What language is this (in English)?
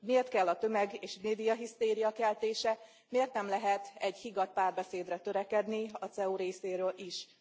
Hungarian